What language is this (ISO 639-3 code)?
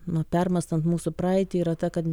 lit